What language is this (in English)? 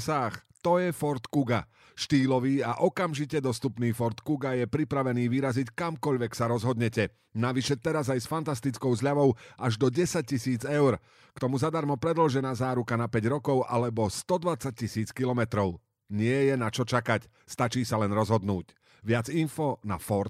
Slovak